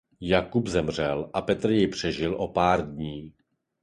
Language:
Czech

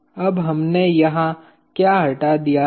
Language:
Hindi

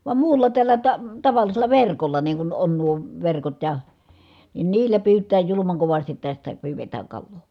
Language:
Finnish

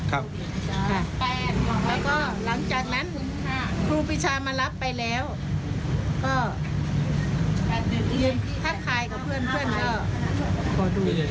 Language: Thai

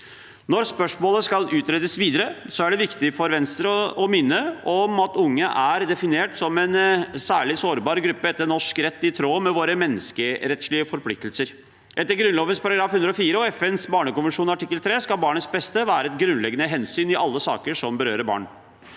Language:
Norwegian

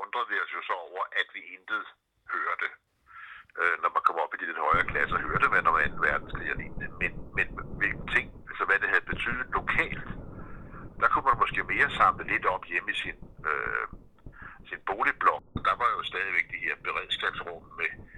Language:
Danish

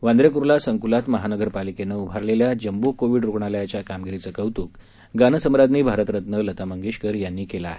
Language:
Marathi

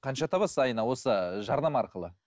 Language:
Kazakh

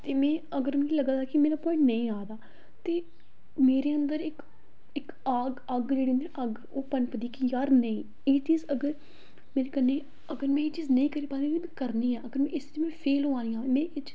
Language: Dogri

